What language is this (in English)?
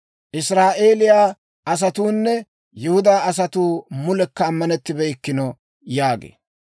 Dawro